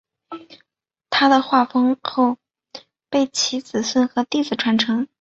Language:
Chinese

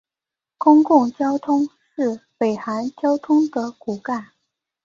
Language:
Chinese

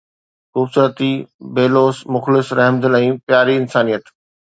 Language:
Sindhi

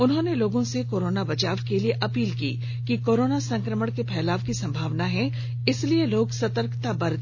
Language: Hindi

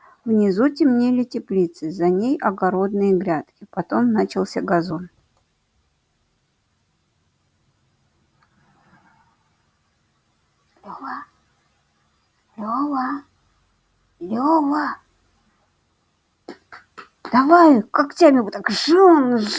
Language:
Russian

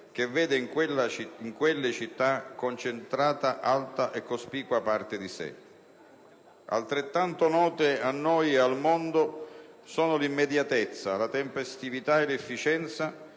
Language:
Italian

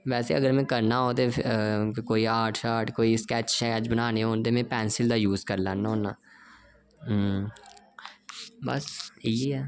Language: Dogri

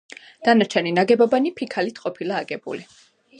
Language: Georgian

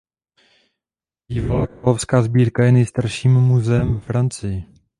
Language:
Czech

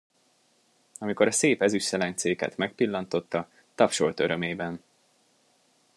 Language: Hungarian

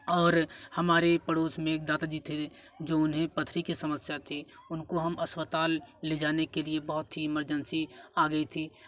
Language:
Hindi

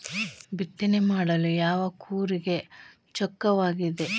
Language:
Kannada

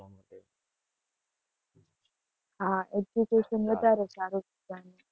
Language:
Gujarati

